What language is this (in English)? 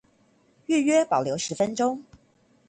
Chinese